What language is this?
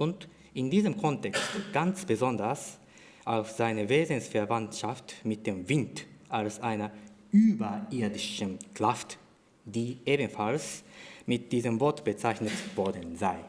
German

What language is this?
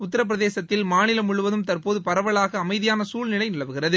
Tamil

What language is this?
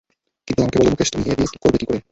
Bangla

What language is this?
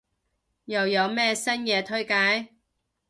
Cantonese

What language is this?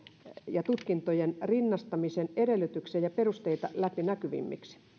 Finnish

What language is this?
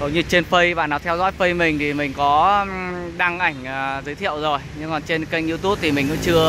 Vietnamese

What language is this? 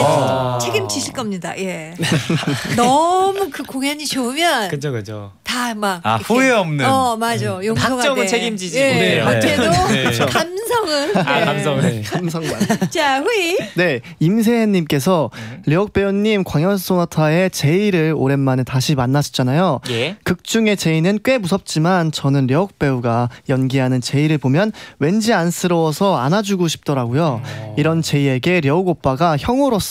Korean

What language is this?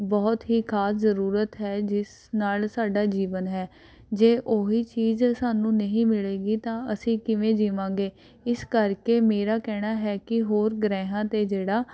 Punjabi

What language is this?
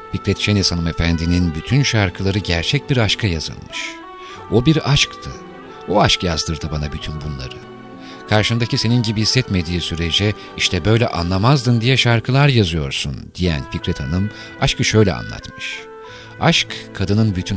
Turkish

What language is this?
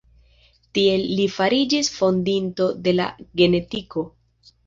Esperanto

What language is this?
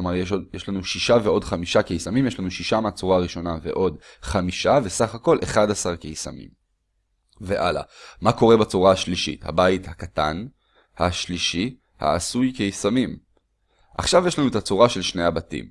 Hebrew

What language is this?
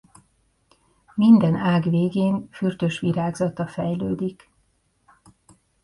Hungarian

